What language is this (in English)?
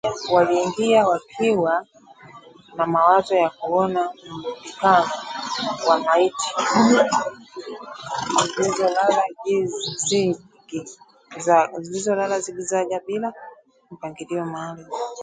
Swahili